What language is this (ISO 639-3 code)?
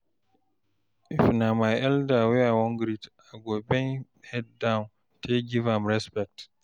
pcm